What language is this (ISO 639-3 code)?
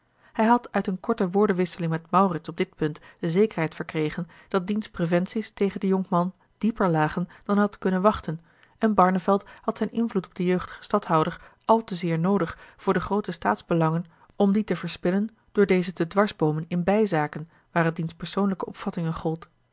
nld